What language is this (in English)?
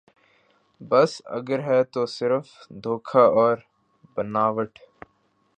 Urdu